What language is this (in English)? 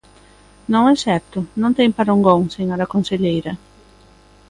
Galician